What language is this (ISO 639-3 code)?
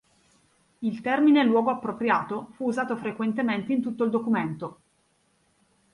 ita